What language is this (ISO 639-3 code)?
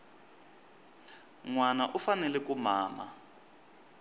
tso